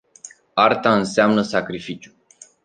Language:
Romanian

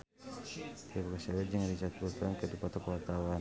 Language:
Sundanese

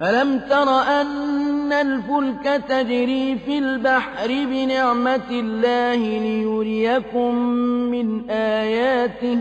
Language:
Arabic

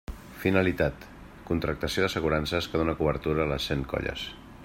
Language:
Catalan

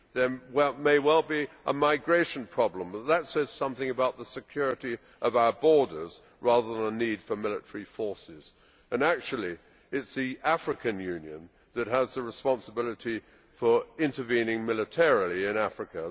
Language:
English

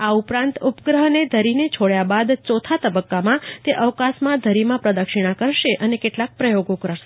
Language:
Gujarati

